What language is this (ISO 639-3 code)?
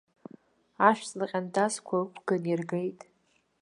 abk